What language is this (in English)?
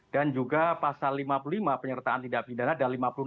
Indonesian